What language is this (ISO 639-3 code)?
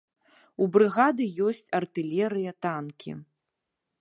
bel